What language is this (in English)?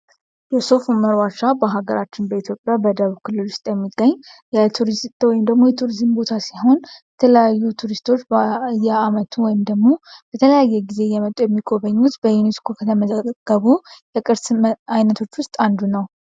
Amharic